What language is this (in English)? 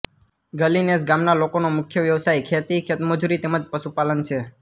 Gujarati